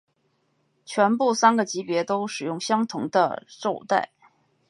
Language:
Chinese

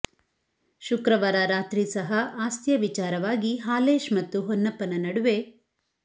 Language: Kannada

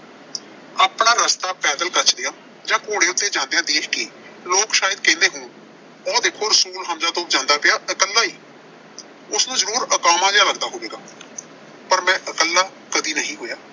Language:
Punjabi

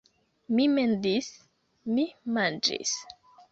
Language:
Esperanto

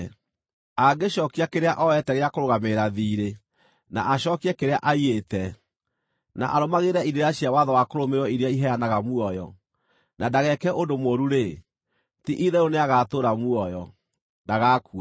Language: Kikuyu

